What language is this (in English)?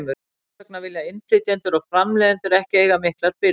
Icelandic